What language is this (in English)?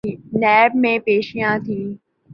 Urdu